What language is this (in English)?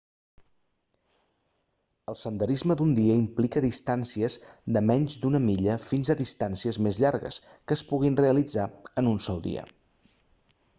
Catalan